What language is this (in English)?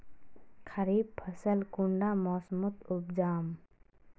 Magahi